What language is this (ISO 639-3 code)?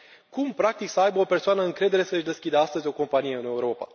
ron